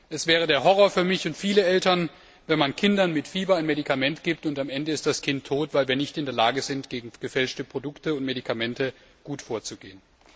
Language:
German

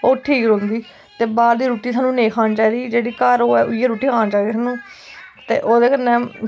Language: Dogri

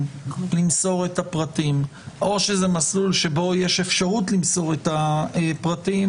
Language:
Hebrew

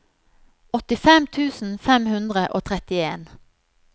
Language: Norwegian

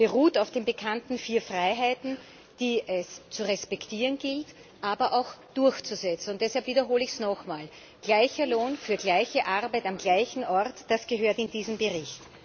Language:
German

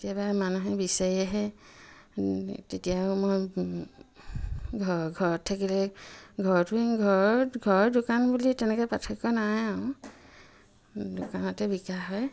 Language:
Assamese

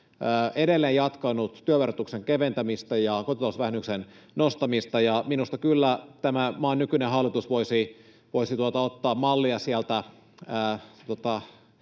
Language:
Finnish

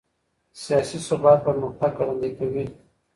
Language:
Pashto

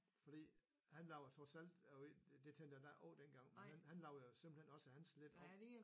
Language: Danish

